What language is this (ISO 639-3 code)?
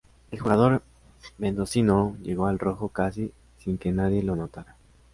spa